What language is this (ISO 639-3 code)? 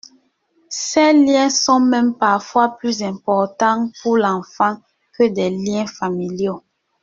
fra